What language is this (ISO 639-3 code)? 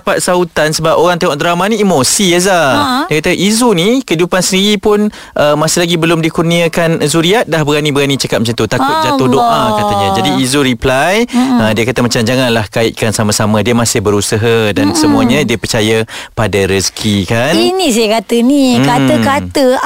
msa